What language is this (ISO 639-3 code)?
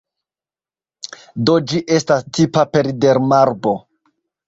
epo